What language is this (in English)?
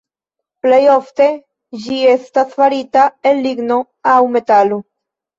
Esperanto